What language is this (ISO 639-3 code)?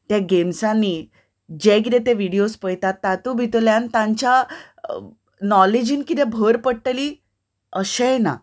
kok